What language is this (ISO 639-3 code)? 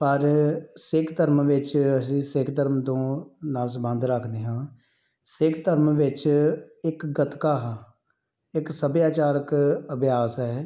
pan